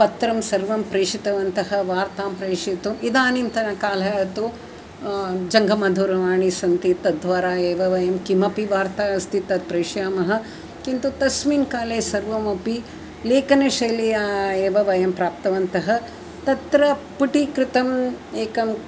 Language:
Sanskrit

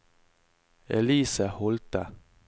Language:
Norwegian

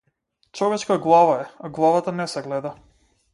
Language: Macedonian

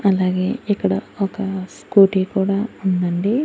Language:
Telugu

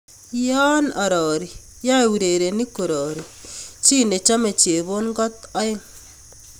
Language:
Kalenjin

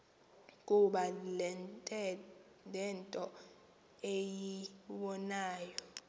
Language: Xhosa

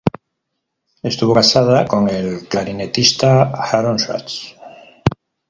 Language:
Spanish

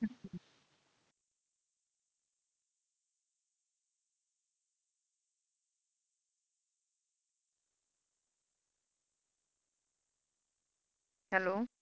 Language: Punjabi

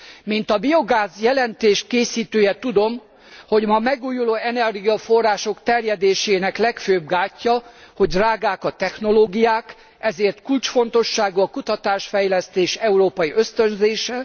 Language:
Hungarian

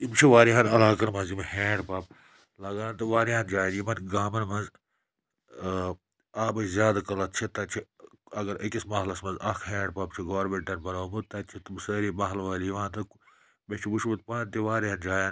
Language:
Kashmiri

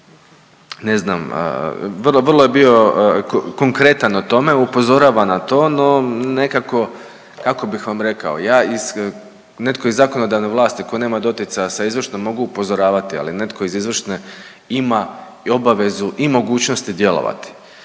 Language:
Croatian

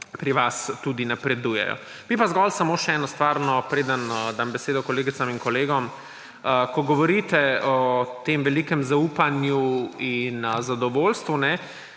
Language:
Slovenian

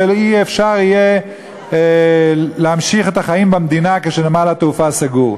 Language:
Hebrew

